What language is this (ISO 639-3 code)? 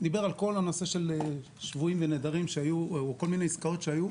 heb